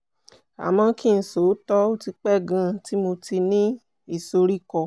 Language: Yoruba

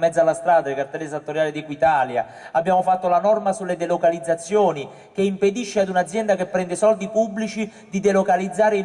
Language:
Italian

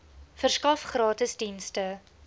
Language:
Afrikaans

